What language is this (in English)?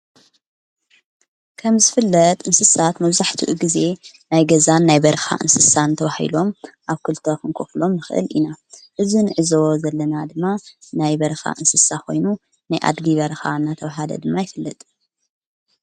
Tigrinya